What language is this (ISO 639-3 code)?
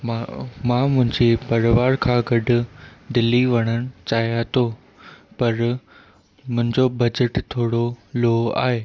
snd